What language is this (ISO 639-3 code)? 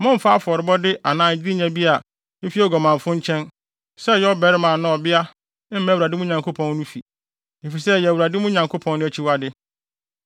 aka